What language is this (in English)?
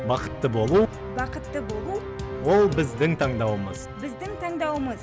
Kazakh